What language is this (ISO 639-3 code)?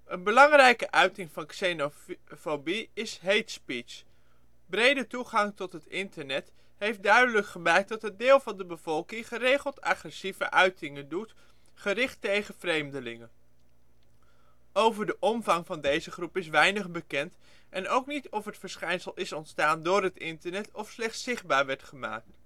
nld